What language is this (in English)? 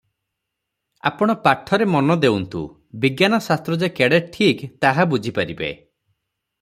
Odia